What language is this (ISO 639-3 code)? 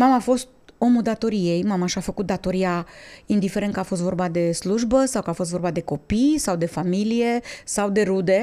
ron